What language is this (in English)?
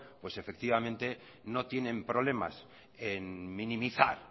Spanish